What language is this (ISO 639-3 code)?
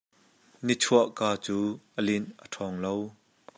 cnh